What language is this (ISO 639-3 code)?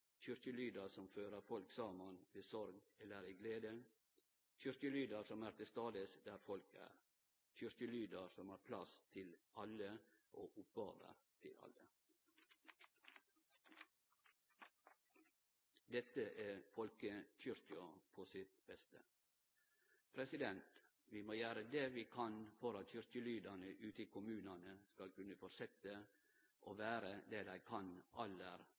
nno